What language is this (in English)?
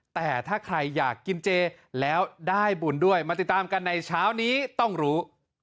Thai